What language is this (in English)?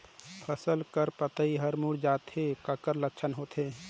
Chhattisgarhi